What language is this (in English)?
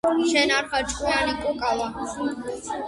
Georgian